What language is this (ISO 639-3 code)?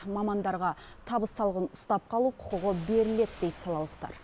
kaz